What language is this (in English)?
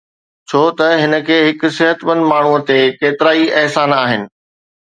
Sindhi